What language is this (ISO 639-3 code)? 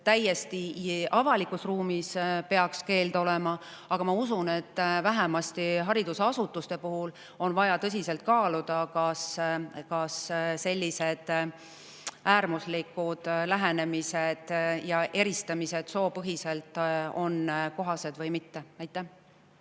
est